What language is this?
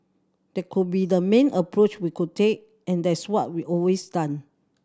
English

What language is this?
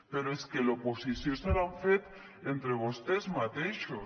Catalan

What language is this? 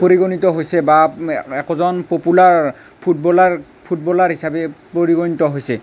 Assamese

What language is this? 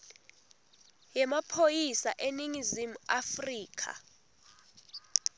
Swati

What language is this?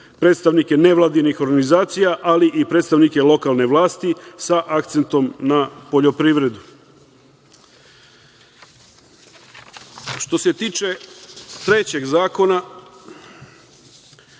Serbian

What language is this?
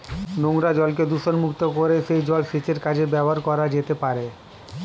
Bangla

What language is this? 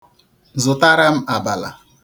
Igbo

